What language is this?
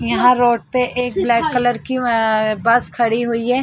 Hindi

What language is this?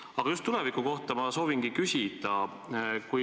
Estonian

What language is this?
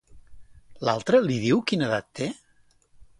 Catalan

